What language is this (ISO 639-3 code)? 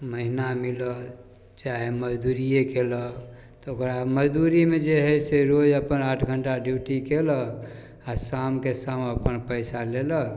mai